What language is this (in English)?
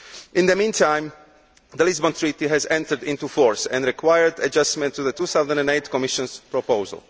English